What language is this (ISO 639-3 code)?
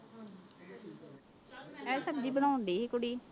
pan